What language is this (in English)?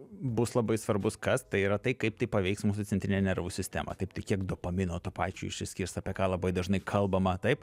Lithuanian